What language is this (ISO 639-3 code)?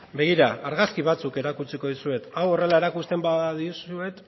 eus